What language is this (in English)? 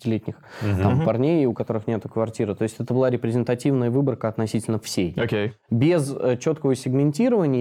Russian